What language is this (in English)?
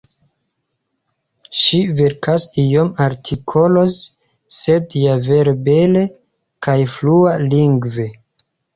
Esperanto